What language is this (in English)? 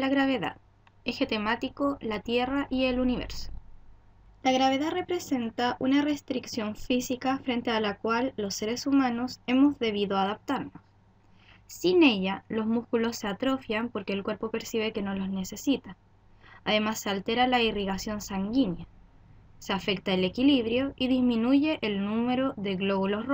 Spanish